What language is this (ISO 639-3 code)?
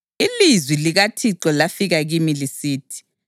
nde